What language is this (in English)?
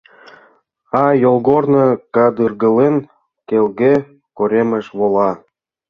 Mari